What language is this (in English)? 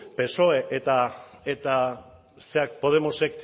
Basque